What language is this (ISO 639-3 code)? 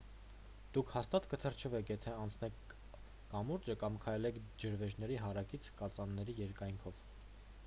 hye